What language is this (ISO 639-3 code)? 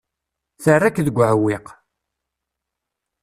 kab